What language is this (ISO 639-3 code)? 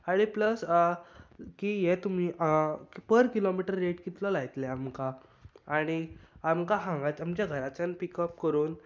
kok